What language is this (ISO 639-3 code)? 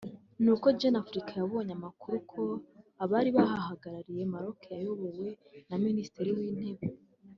kin